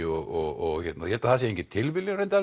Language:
Icelandic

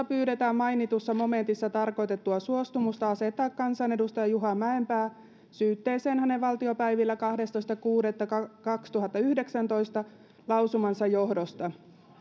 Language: Finnish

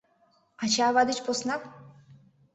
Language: Mari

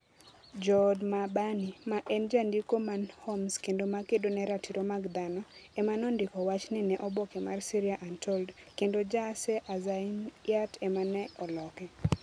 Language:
Luo (Kenya and Tanzania)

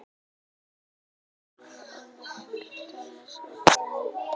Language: Icelandic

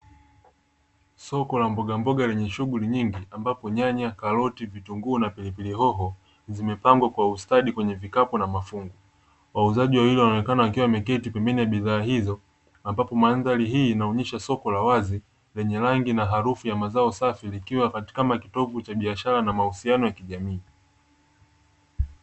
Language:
Swahili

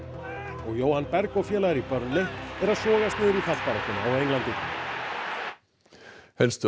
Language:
Icelandic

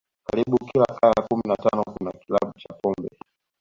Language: Swahili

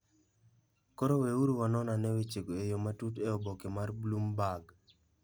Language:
Luo (Kenya and Tanzania)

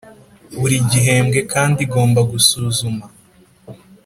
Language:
Kinyarwanda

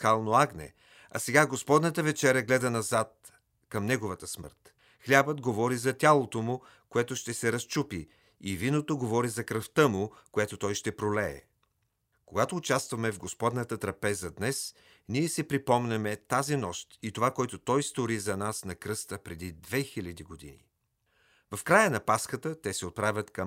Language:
Bulgarian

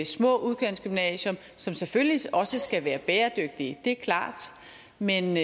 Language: Danish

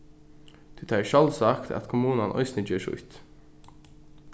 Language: Faroese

